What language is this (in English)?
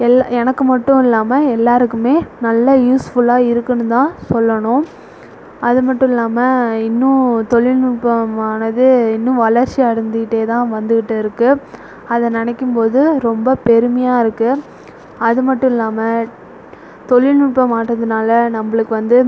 Tamil